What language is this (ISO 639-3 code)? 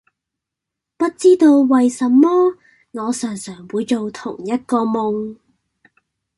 yue